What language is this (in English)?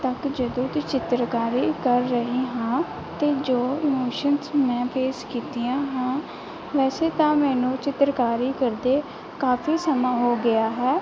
Punjabi